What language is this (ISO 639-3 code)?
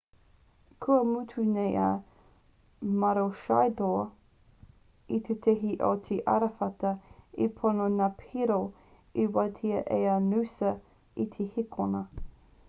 mri